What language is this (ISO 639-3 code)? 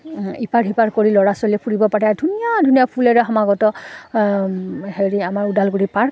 asm